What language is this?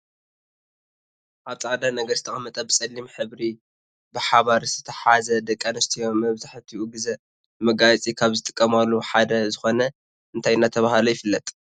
Tigrinya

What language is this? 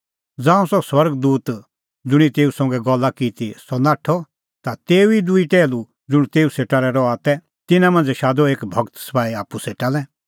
Kullu Pahari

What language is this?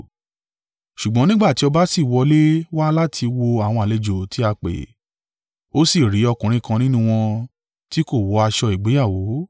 Yoruba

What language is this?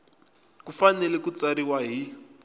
Tsonga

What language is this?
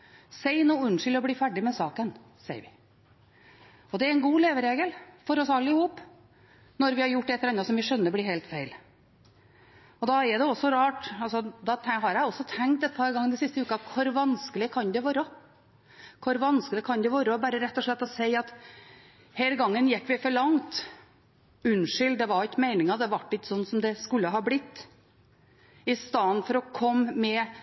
Norwegian Bokmål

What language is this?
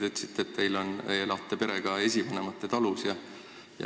Estonian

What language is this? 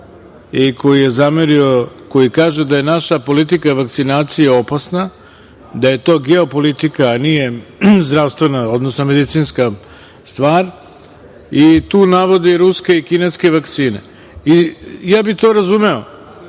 Serbian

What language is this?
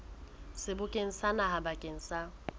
Southern Sotho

